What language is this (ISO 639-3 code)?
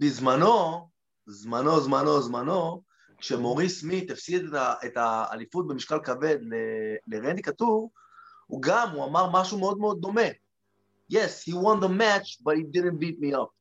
heb